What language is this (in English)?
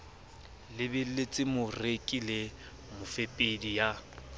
Southern Sotho